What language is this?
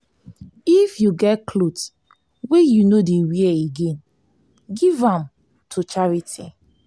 Nigerian Pidgin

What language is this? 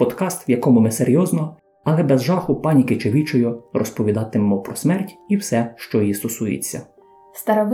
Ukrainian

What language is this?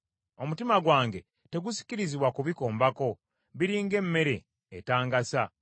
Ganda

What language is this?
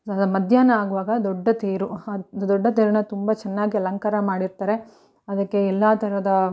Kannada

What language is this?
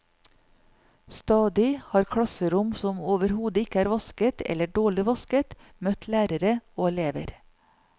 Norwegian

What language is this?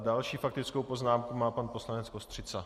Czech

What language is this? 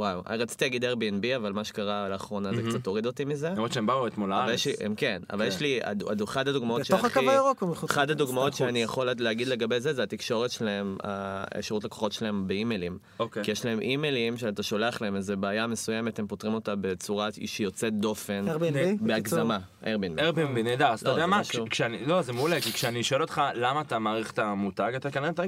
Hebrew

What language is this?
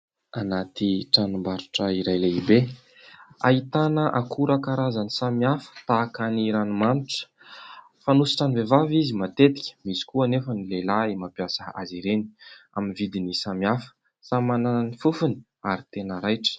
Malagasy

